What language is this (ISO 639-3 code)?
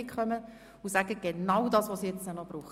gsw